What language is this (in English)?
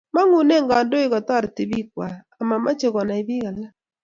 Kalenjin